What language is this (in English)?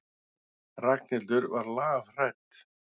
Icelandic